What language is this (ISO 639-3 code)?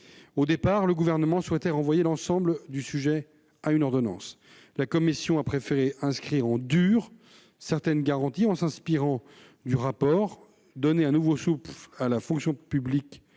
fra